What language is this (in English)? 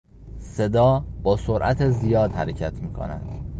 Persian